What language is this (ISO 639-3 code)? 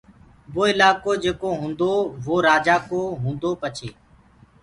ggg